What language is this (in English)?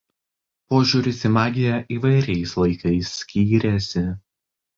Lithuanian